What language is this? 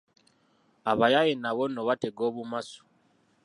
Ganda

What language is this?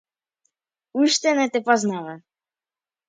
Macedonian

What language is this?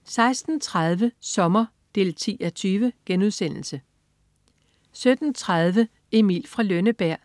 Danish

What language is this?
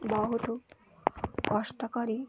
Odia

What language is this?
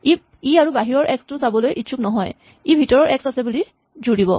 Assamese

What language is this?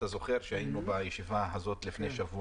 Hebrew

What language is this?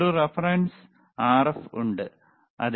Malayalam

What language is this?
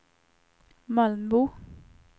Swedish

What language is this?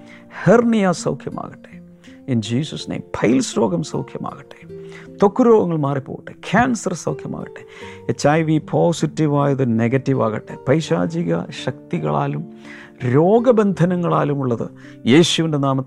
Malayalam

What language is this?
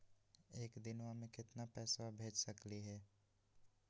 Magahi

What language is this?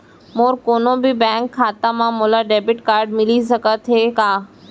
Chhattisgarhi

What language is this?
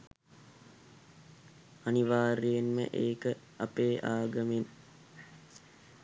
Sinhala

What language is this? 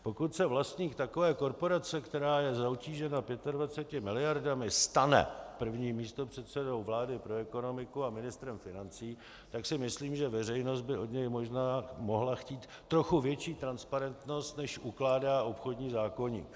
Czech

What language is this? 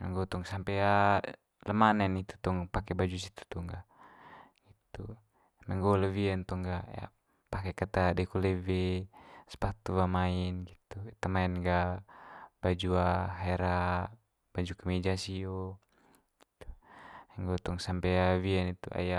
Manggarai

